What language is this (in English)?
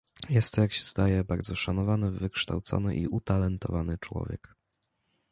Polish